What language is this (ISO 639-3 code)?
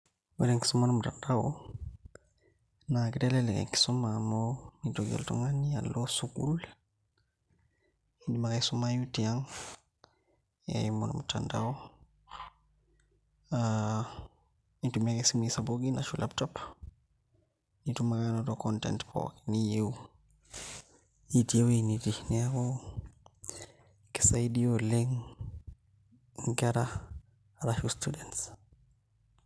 mas